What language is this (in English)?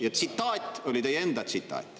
Estonian